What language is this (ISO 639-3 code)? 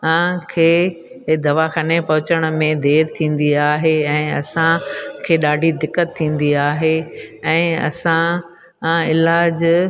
snd